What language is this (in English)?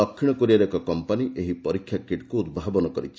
Odia